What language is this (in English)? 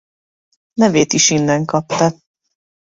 Hungarian